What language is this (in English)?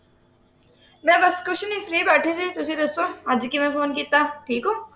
Punjabi